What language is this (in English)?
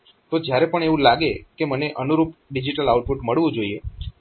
Gujarati